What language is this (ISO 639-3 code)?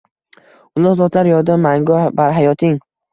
uzb